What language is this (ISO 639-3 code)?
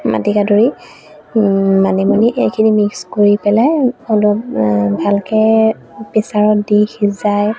asm